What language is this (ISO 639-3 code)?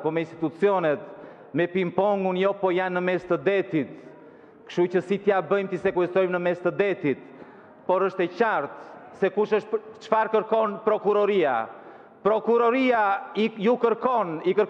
ron